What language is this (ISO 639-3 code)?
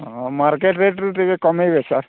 ori